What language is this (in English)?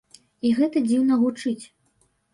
Belarusian